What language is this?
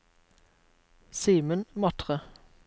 Norwegian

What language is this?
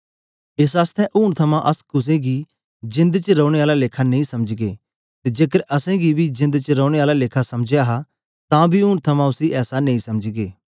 Dogri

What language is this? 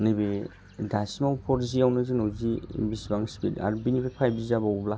Bodo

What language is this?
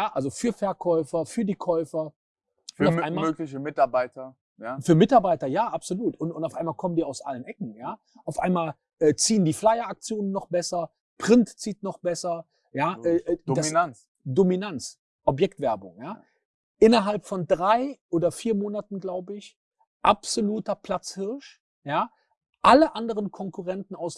German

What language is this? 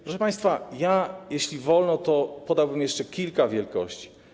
Polish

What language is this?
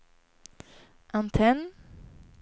Swedish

